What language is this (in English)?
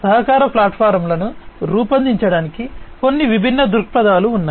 Telugu